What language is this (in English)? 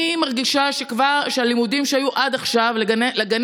Hebrew